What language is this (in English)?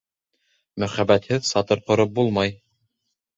Bashkir